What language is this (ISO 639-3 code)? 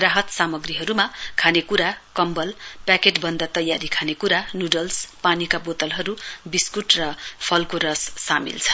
nep